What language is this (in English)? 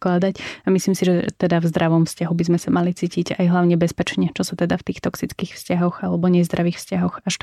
Slovak